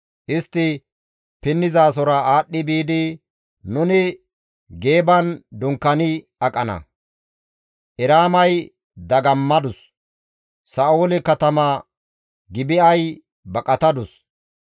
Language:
Gamo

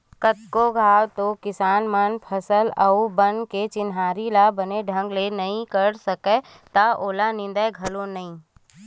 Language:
Chhattisgarhi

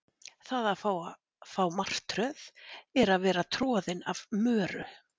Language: Icelandic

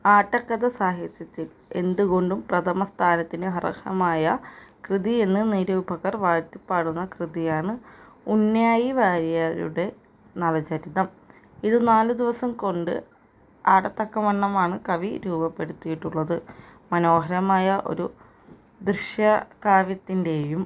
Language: Malayalam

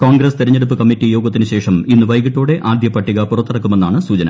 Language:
Malayalam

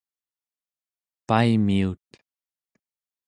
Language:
Central Yupik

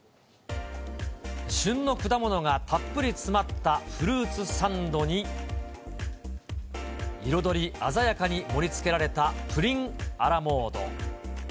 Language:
Japanese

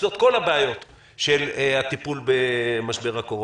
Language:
Hebrew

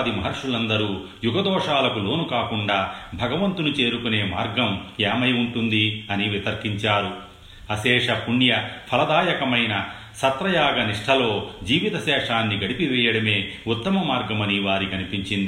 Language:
Telugu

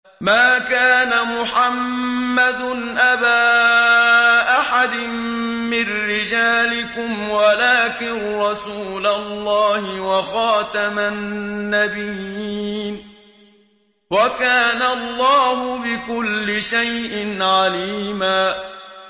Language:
Arabic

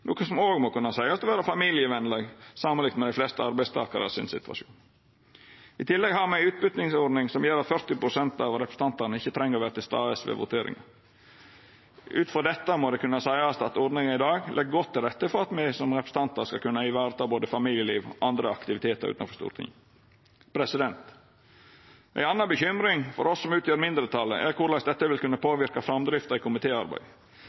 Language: Norwegian Nynorsk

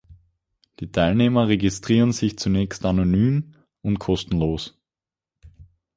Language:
German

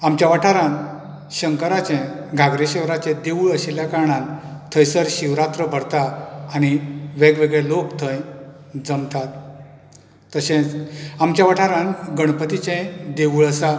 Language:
Konkani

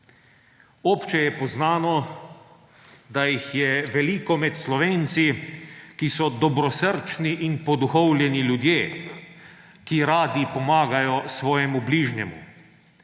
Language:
Slovenian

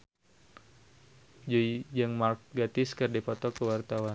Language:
Sundanese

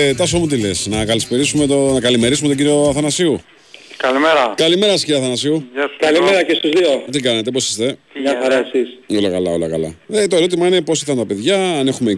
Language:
Greek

